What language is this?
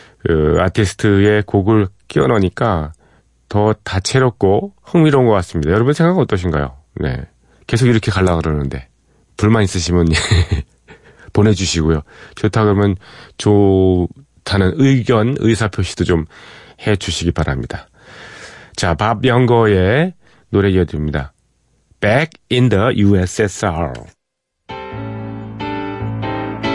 Korean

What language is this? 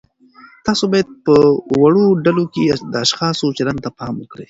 Pashto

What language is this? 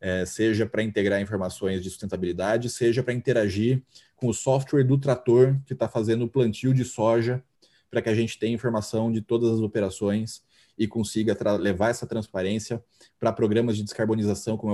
Portuguese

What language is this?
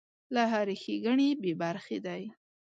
Pashto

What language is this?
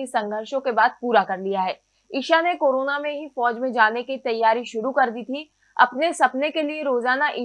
Hindi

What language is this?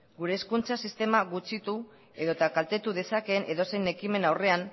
Basque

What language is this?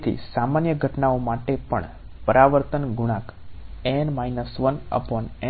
Gujarati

